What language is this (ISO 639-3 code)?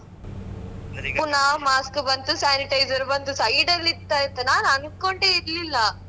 kan